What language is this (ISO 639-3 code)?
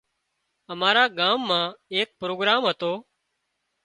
kxp